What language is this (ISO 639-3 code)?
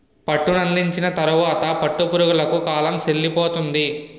tel